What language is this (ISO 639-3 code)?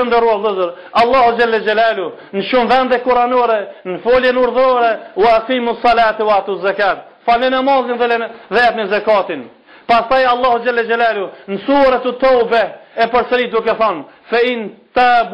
ron